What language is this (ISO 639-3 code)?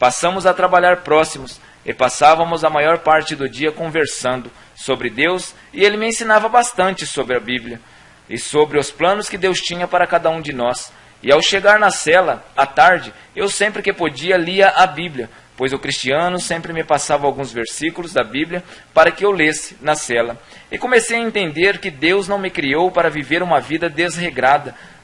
por